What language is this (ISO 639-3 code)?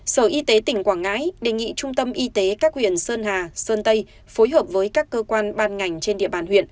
vie